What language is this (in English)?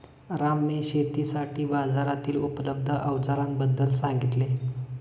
Marathi